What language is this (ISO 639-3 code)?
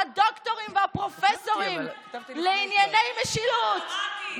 heb